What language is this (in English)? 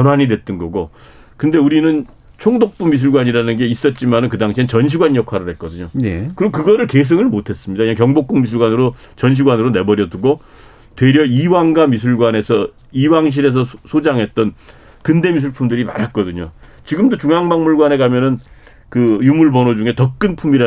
Korean